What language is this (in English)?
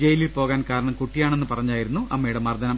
Malayalam